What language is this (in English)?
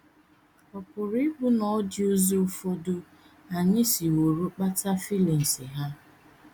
Igbo